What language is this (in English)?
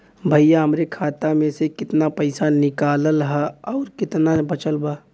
Bhojpuri